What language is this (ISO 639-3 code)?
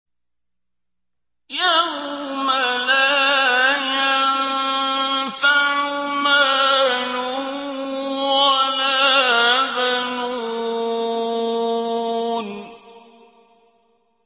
ara